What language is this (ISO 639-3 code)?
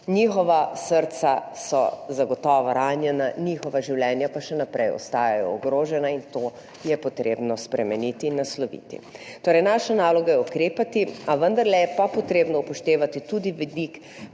slv